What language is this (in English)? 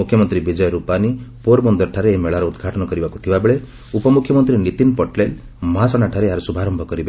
Odia